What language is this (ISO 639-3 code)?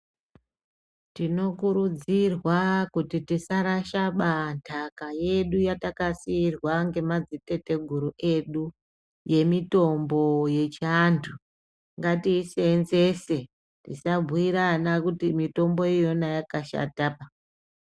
ndc